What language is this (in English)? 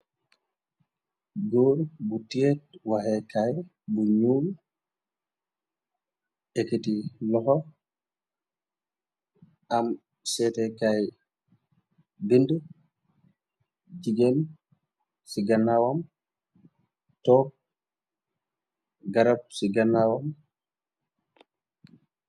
Wolof